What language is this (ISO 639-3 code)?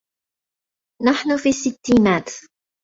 ara